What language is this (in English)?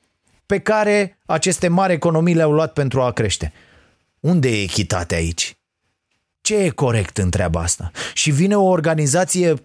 Romanian